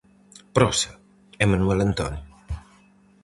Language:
Galician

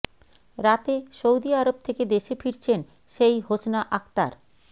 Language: Bangla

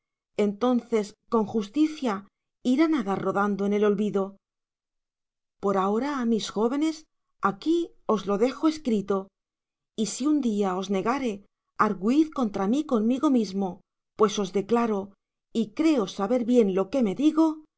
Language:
Spanish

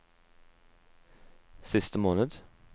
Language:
Norwegian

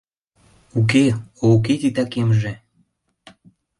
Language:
Mari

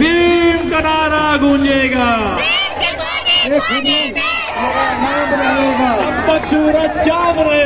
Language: Arabic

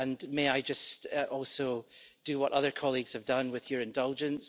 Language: English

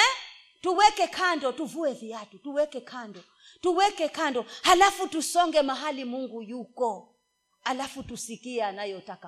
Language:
Swahili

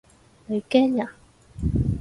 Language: Cantonese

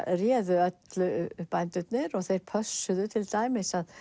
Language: Icelandic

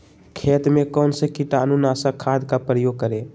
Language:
Magahi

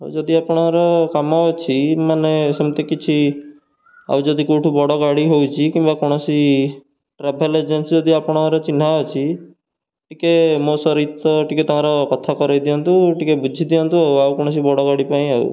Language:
Odia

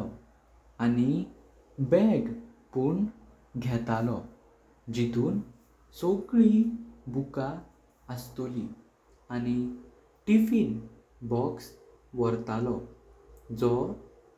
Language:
Konkani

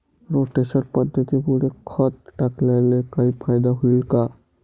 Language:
Marathi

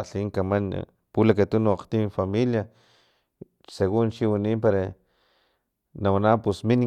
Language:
Filomena Mata-Coahuitlán Totonac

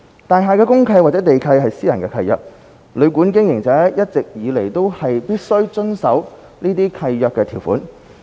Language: Cantonese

